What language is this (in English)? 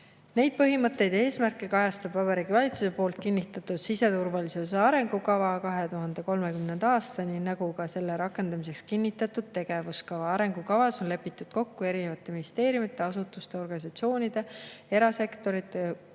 Estonian